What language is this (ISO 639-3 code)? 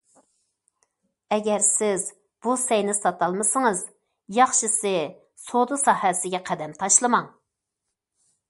uig